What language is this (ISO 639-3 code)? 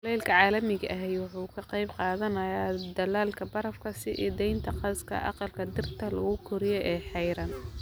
som